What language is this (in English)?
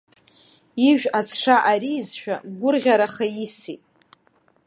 Abkhazian